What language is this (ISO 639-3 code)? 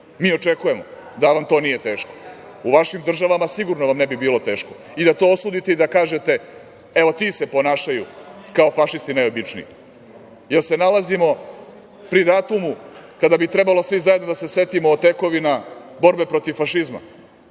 srp